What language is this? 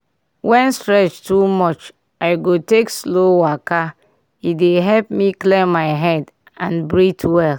Nigerian Pidgin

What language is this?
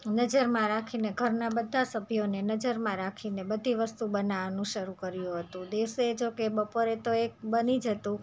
Gujarati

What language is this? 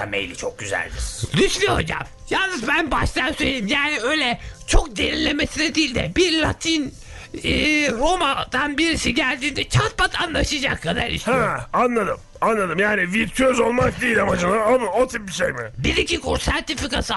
Turkish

